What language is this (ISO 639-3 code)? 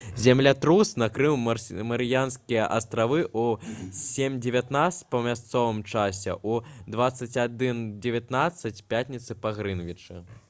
bel